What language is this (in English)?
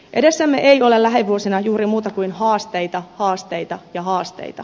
Finnish